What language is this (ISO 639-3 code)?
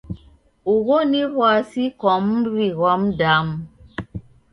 dav